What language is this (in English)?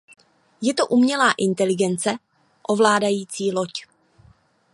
Czech